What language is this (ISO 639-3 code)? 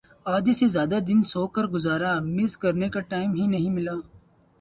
urd